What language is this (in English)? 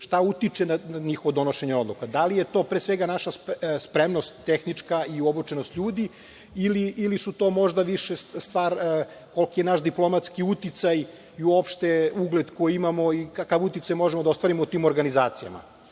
Serbian